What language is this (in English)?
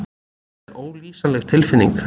Icelandic